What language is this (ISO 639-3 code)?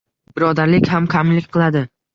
uzb